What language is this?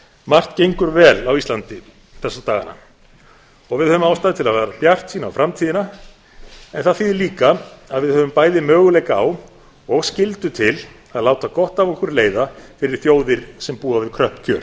Icelandic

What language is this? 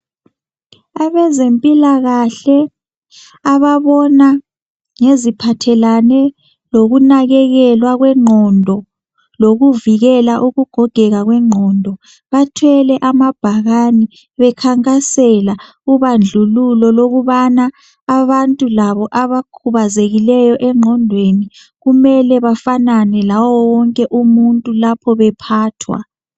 North Ndebele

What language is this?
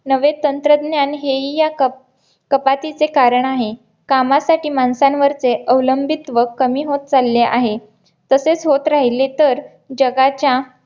Marathi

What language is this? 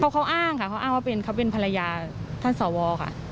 Thai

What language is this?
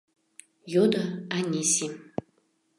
Mari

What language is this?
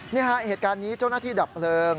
Thai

